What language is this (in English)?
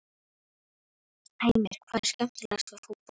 Icelandic